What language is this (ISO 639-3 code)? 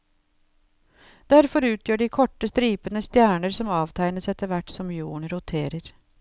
nor